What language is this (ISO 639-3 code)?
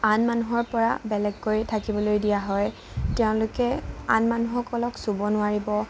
asm